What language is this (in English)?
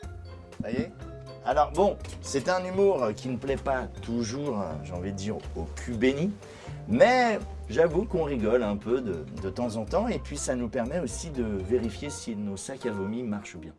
French